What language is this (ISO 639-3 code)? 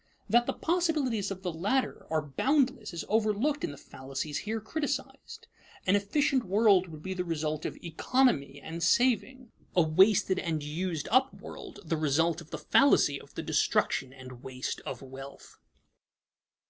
eng